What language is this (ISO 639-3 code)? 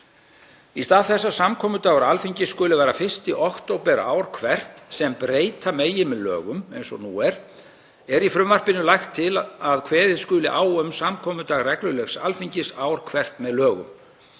isl